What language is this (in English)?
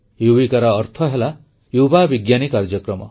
Odia